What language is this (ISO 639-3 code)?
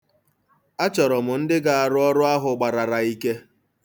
ibo